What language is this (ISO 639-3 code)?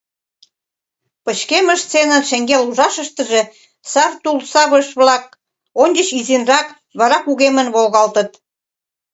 chm